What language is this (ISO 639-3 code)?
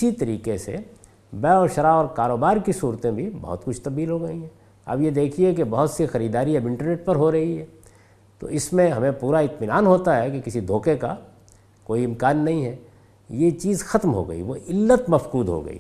urd